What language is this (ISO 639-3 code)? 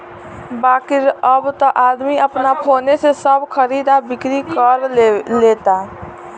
bho